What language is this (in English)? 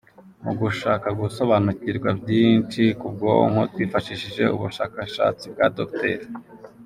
Kinyarwanda